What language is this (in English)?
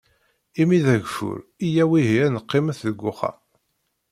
Kabyle